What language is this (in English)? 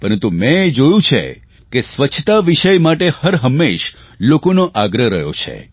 Gujarati